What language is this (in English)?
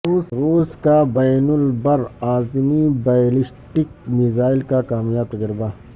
Urdu